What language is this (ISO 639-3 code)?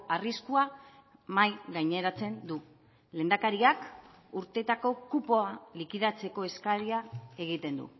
eus